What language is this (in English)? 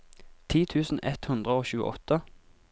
Norwegian